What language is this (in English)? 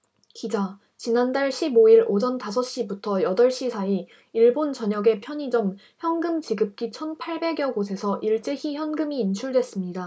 Korean